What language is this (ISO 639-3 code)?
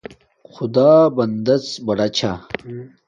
dmk